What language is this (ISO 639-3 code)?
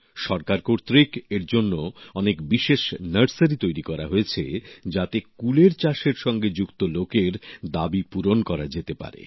ben